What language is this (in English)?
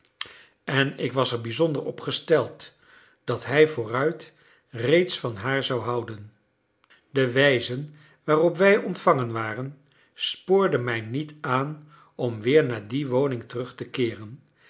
Dutch